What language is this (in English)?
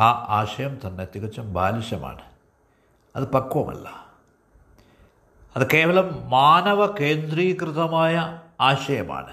Malayalam